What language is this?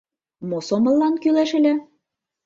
Mari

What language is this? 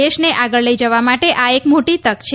Gujarati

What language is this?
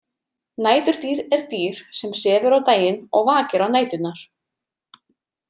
Icelandic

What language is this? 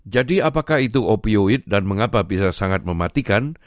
Indonesian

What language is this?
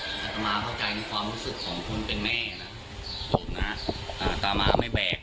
Thai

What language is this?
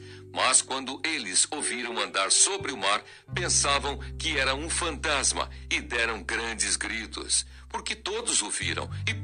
Portuguese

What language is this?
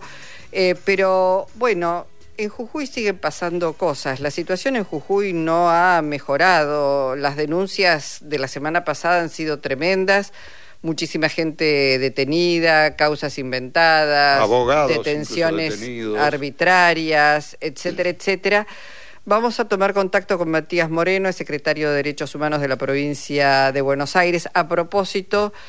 Spanish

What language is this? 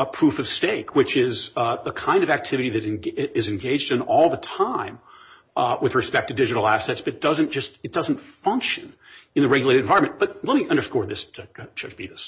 English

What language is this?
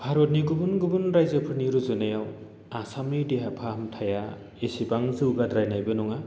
Bodo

